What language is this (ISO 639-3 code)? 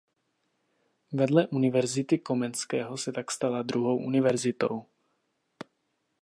ces